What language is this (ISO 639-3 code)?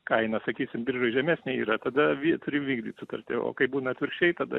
lit